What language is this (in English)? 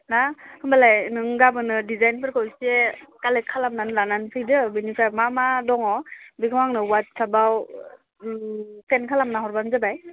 Bodo